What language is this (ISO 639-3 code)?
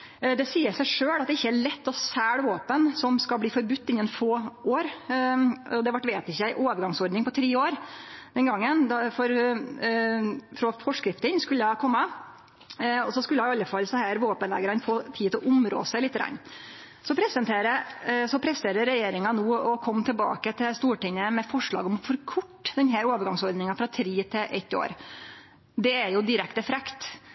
nno